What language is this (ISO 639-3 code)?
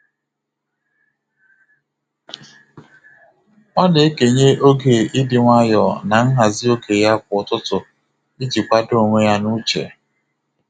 ibo